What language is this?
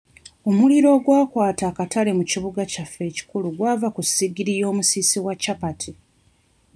Ganda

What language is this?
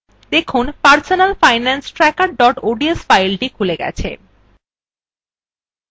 Bangla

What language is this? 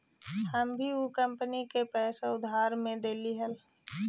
Magahi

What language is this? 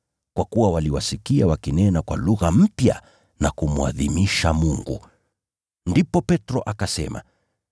Swahili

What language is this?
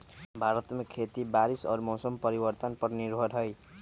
Magahi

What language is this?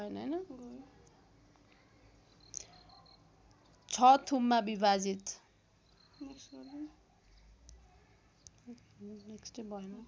Nepali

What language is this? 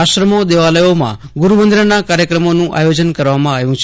Gujarati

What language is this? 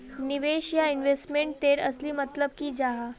Magahi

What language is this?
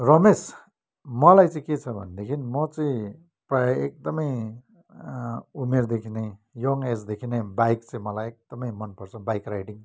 Nepali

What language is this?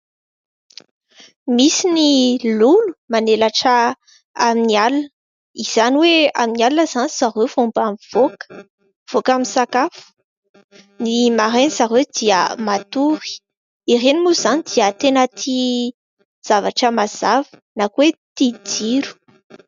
Malagasy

